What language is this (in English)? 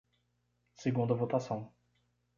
Portuguese